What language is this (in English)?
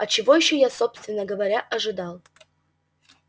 Russian